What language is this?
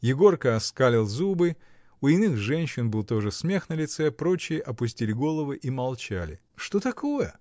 Russian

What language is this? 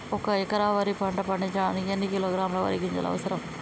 Telugu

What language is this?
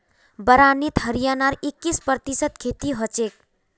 Magahi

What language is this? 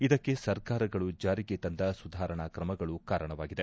Kannada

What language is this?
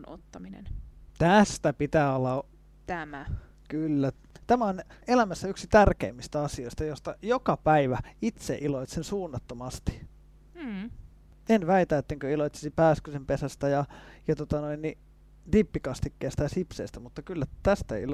Finnish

